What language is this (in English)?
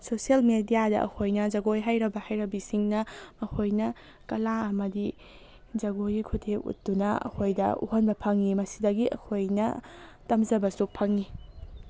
Manipuri